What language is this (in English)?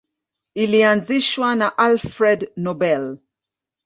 Swahili